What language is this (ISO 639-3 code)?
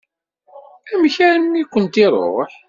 kab